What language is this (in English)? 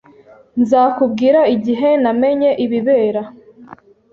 Kinyarwanda